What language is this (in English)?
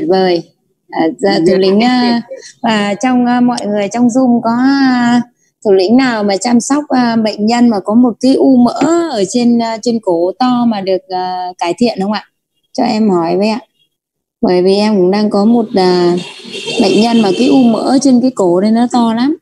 Vietnamese